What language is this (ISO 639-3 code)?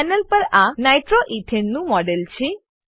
guj